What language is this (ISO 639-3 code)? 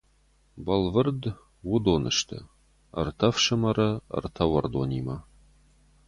oss